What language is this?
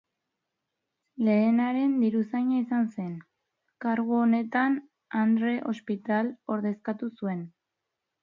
Basque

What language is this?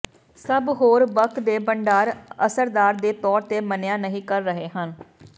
Punjabi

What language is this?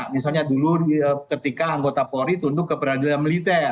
Indonesian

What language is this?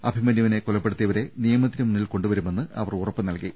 Malayalam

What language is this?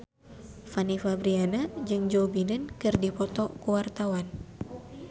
Sundanese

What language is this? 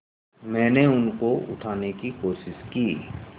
Hindi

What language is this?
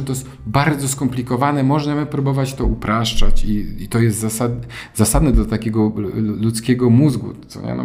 Polish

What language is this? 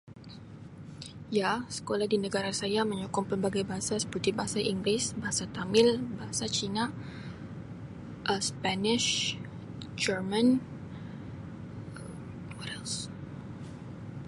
Sabah Malay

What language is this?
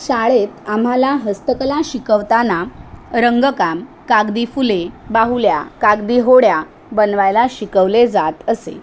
Marathi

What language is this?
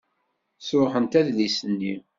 Kabyle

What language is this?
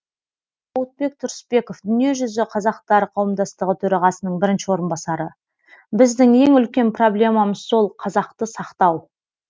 Kazakh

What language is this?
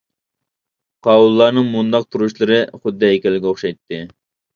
Uyghur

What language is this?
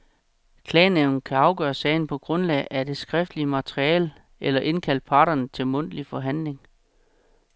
Danish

